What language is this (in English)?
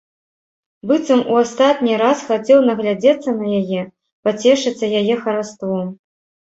Belarusian